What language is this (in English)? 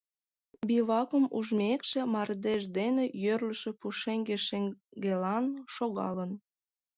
Mari